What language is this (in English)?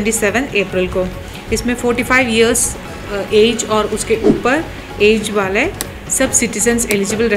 Hindi